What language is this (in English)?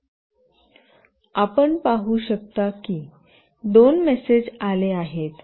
Marathi